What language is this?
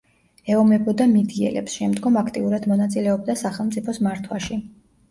Georgian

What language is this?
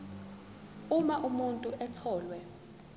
Zulu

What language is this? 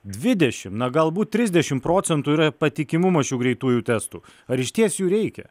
Lithuanian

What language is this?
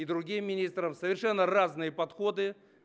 Russian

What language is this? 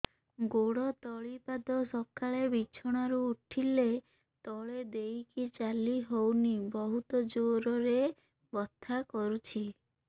Odia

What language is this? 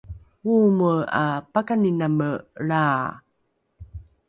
Rukai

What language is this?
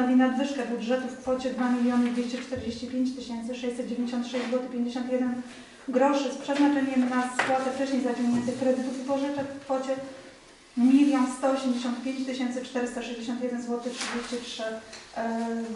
Polish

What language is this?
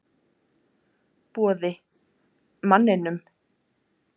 Icelandic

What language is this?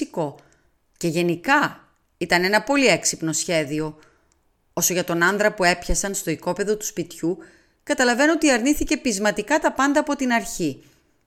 Greek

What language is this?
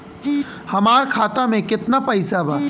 Bhojpuri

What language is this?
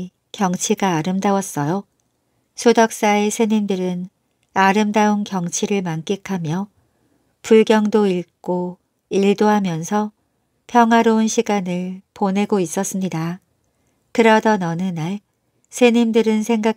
Korean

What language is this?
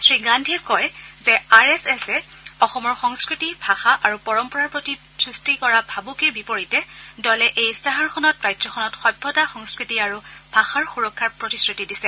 Assamese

